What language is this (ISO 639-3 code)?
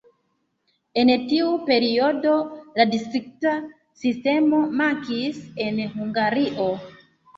epo